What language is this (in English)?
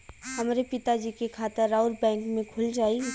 Bhojpuri